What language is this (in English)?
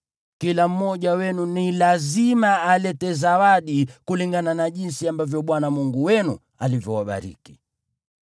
Swahili